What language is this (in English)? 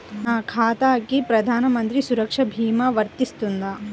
Telugu